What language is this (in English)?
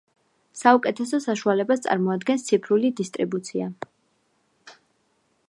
Georgian